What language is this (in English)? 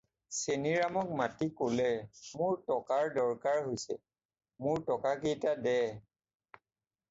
Assamese